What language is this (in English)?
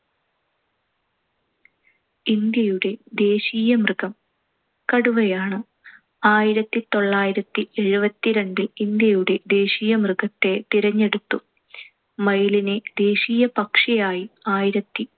Malayalam